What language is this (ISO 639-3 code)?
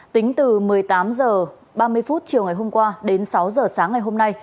vie